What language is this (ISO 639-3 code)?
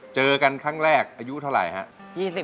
tha